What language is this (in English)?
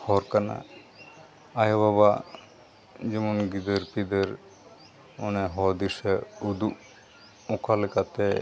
Santali